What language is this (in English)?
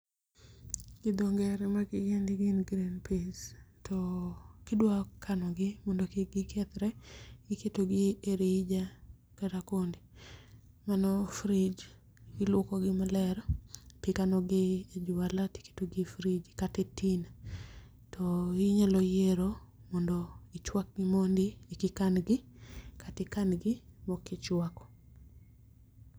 Luo (Kenya and Tanzania)